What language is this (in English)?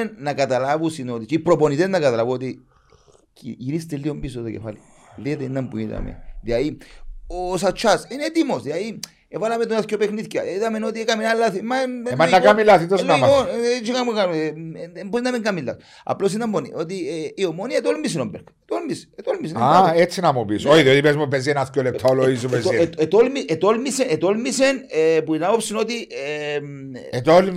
Greek